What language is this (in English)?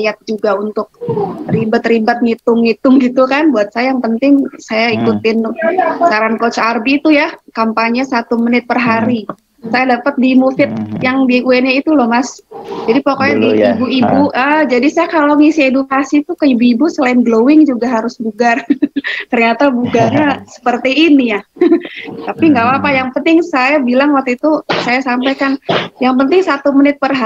Indonesian